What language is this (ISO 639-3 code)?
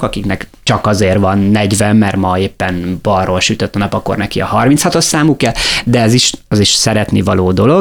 hun